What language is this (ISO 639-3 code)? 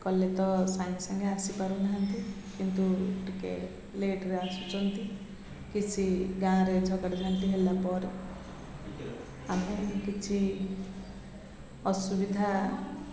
ori